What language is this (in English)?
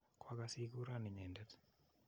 Kalenjin